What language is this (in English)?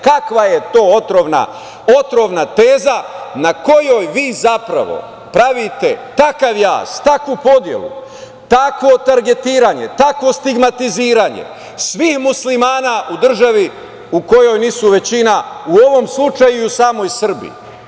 Serbian